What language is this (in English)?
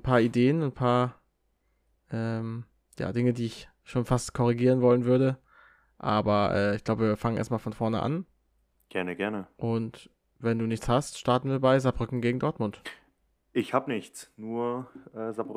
German